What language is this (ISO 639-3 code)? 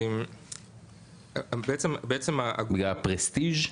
heb